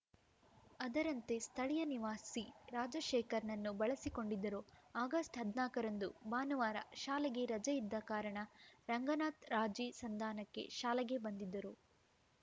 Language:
Kannada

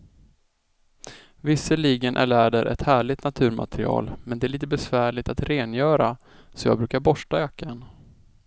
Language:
Swedish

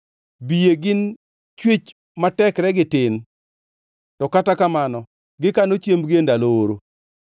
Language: Luo (Kenya and Tanzania)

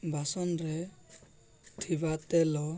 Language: Odia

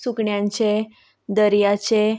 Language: Konkani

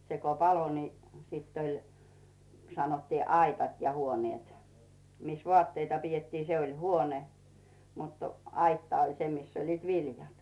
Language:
Finnish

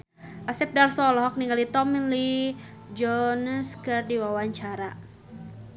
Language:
Sundanese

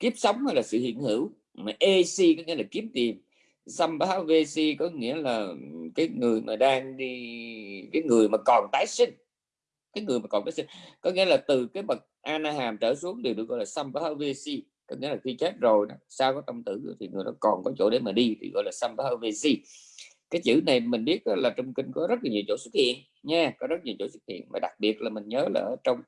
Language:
Vietnamese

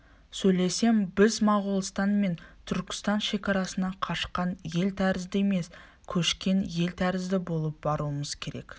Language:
Kazakh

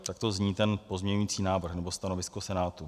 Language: Czech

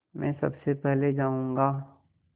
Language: Hindi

